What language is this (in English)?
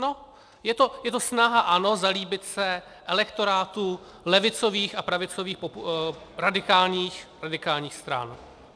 Czech